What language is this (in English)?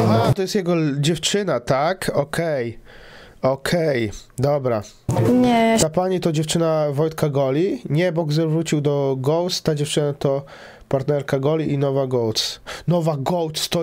Polish